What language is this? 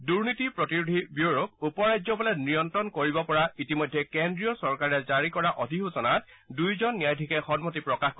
Assamese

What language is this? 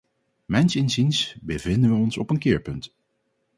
Dutch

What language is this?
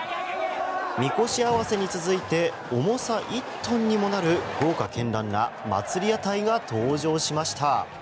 Japanese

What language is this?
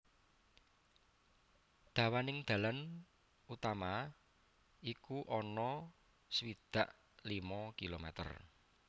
Javanese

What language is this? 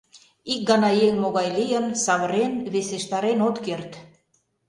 Mari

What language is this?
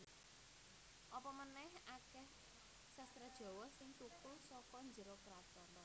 Javanese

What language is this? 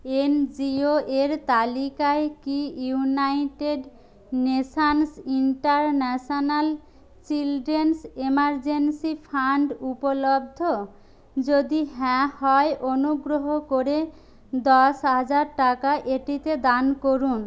Bangla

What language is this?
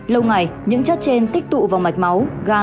Vietnamese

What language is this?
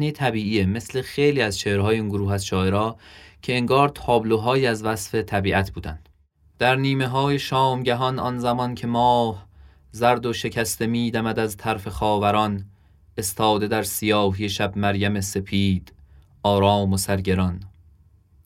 Persian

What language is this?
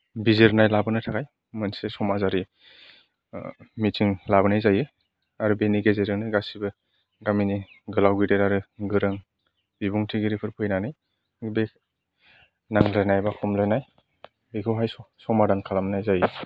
Bodo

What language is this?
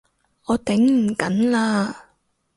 Cantonese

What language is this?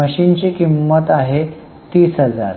Marathi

